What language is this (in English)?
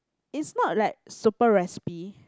English